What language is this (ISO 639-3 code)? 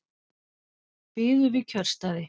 isl